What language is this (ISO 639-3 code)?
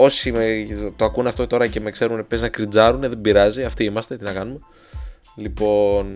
ell